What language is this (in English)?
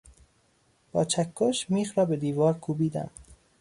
Persian